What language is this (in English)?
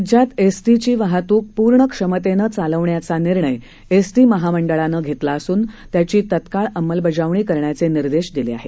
Marathi